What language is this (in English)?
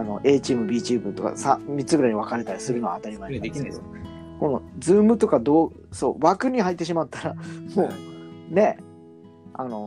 Japanese